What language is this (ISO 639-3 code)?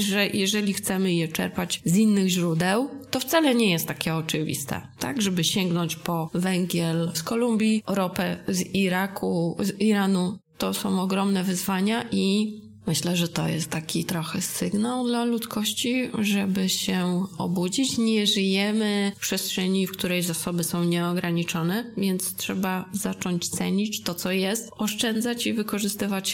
pol